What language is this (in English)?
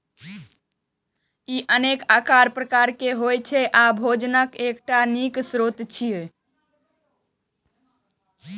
Maithili